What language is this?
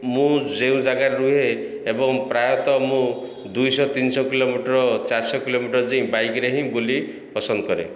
Odia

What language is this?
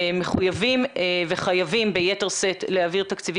Hebrew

